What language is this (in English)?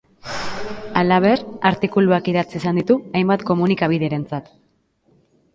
Basque